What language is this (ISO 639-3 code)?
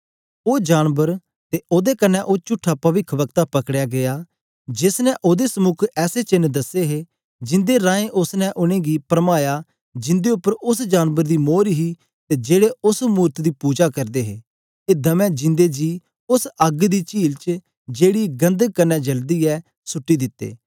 doi